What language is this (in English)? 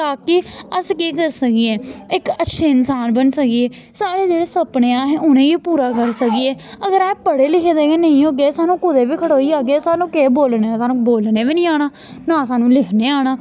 Dogri